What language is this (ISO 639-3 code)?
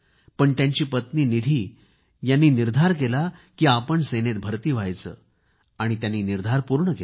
mar